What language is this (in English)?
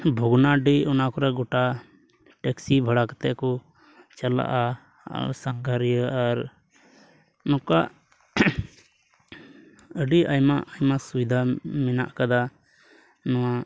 Santali